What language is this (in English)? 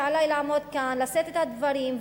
Hebrew